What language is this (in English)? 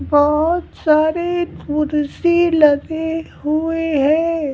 Hindi